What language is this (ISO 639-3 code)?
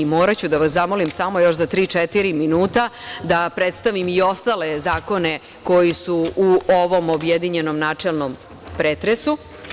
srp